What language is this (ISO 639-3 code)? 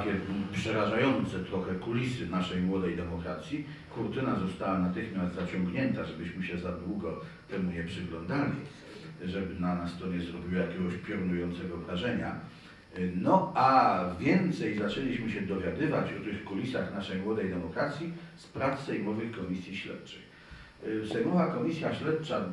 pol